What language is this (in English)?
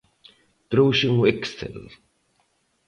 Galician